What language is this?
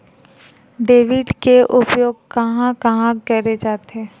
Chhattisgarhi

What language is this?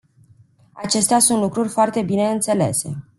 Romanian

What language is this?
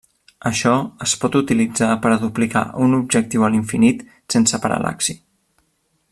Catalan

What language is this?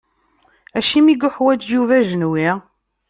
Kabyle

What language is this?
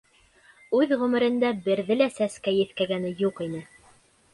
Bashkir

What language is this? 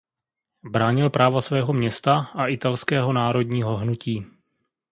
Czech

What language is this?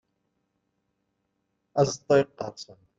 Kabyle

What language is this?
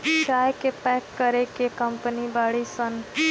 Bhojpuri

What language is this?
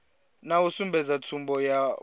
Venda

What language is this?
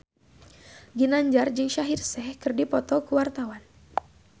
Sundanese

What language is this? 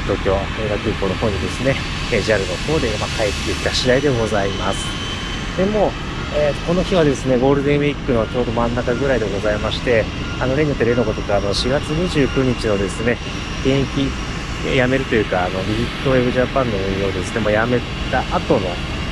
Japanese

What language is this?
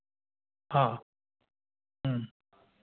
Hindi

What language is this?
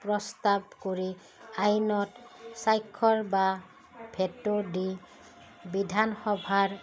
Assamese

